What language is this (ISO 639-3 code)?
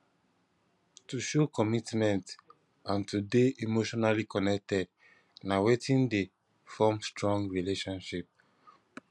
pcm